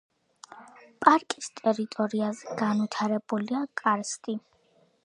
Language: Georgian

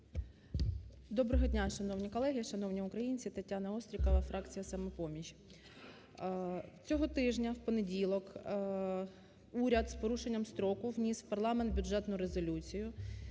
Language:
Ukrainian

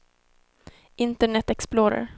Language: Swedish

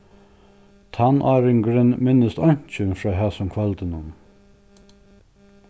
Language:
Faroese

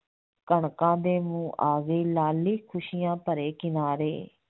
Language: Punjabi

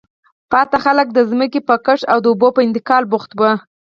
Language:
Pashto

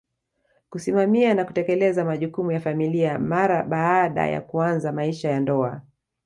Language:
Swahili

